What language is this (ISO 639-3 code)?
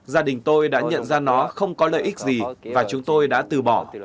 vie